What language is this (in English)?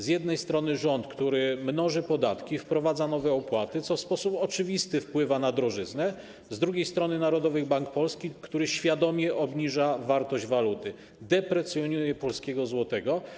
Polish